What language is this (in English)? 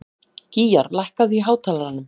Icelandic